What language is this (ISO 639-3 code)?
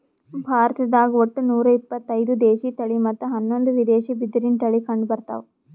kan